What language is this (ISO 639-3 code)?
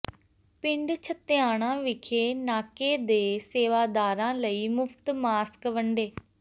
pan